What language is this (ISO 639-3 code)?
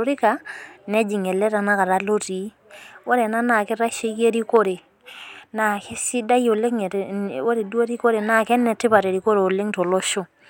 mas